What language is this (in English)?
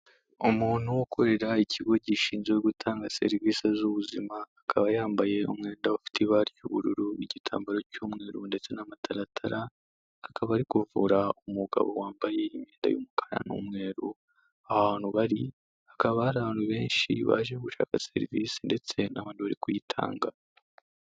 Kinyarwanda